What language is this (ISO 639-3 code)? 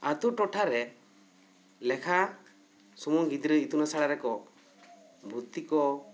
sat